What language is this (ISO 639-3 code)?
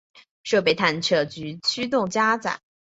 zho